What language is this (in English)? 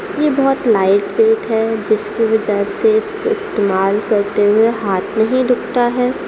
Urdu